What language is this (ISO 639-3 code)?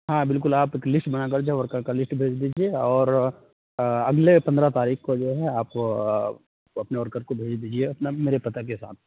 urd